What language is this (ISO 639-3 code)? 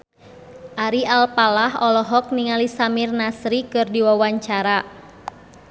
sun